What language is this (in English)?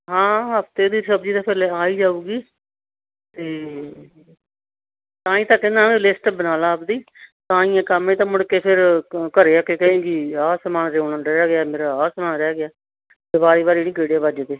Punjabi